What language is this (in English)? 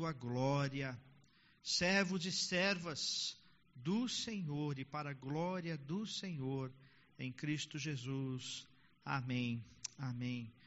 Portuguese